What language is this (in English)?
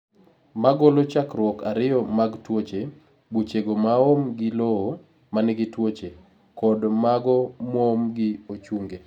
Luo (Kenya and Tanzania)